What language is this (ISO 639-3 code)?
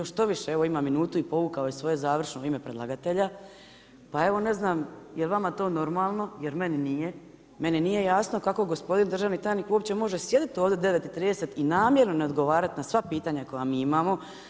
hrv